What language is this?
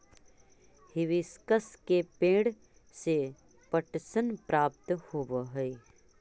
Magahi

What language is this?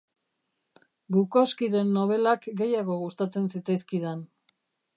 Basque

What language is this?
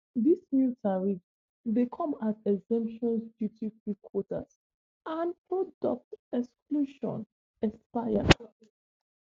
Nigerian Pidgin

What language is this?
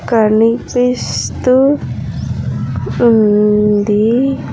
Telugu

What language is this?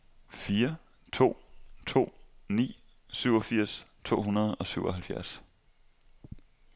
Danish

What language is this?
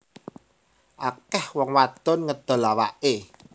Javanese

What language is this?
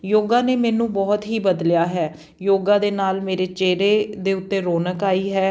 Punjabi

